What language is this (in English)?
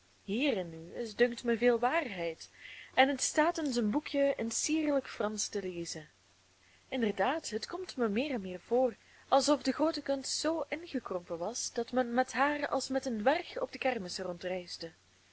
Dutch